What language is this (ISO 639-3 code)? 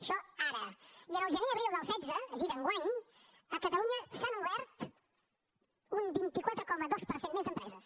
cat